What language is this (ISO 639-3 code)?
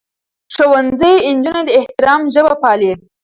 pus